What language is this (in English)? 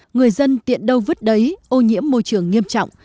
Vietnamese